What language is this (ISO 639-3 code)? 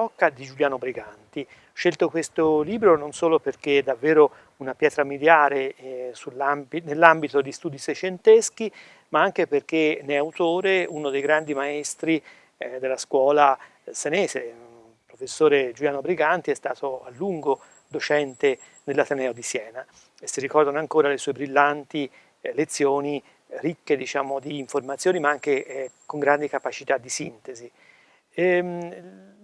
ita